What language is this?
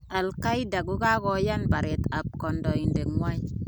Kalenjin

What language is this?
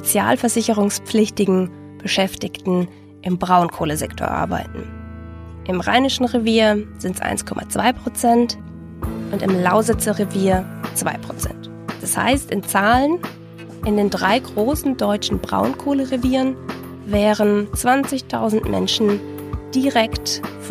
German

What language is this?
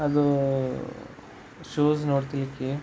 Kannada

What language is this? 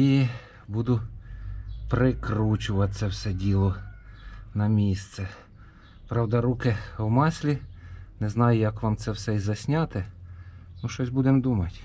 Ukrainian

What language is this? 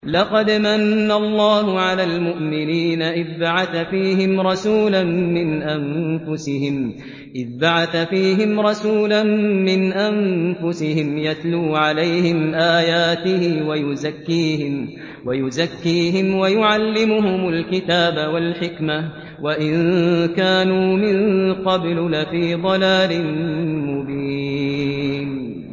Arabic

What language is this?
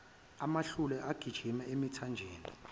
Zulu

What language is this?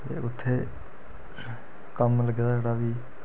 Dogri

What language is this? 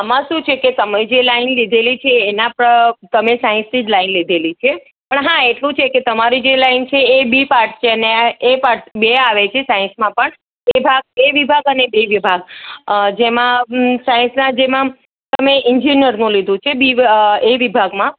Gujarati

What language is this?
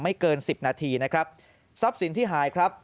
Thai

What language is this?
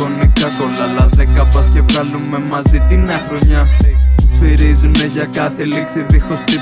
Greek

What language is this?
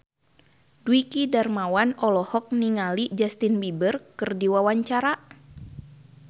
Sundanese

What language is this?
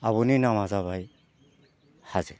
Bodo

